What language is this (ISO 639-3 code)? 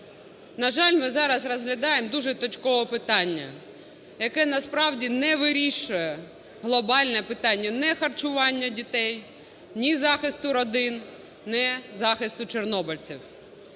ukr